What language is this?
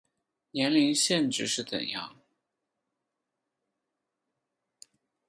Chinese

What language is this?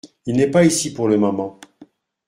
French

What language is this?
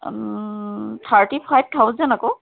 Assamese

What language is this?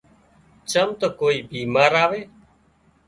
Wadiyara Koli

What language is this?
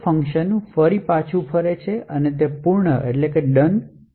Gujarati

